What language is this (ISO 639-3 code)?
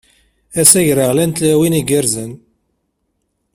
kab